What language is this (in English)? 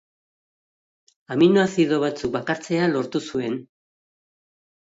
Basque